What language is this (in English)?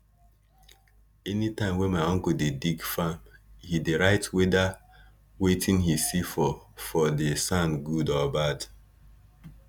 Nigerian Pidgin